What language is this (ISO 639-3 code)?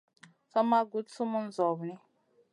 mcn